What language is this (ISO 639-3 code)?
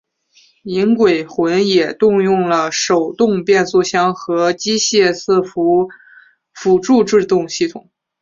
zho